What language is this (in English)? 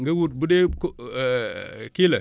Wolof